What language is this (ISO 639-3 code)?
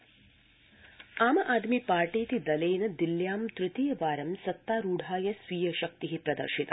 san